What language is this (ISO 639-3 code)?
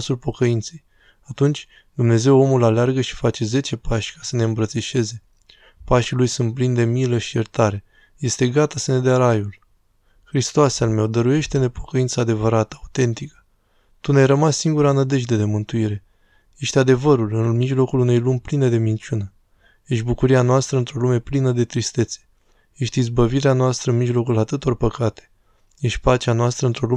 ron